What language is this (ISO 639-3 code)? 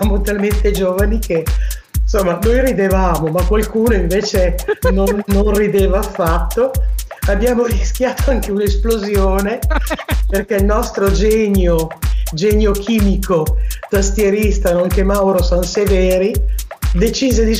ita